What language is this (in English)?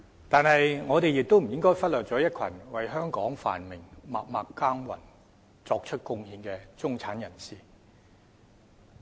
Cantonese